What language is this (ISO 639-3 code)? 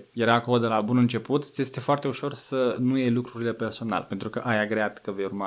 ron